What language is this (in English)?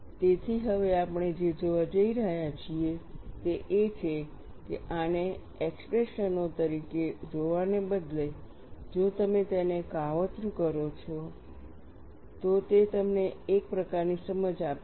Gujarati